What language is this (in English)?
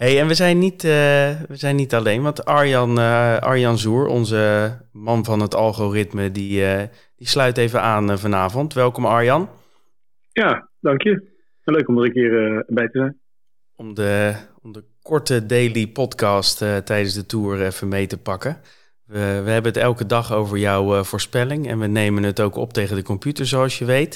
Dutch